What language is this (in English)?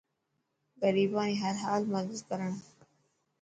Dhatki